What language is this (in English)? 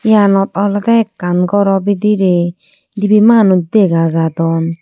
Chakma